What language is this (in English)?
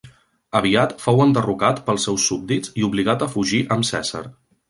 Catalan